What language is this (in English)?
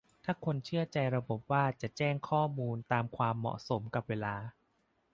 Thai